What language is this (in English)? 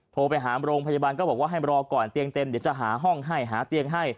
Thai